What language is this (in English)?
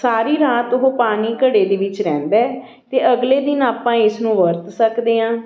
Punjabi